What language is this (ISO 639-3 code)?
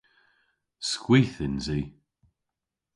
cor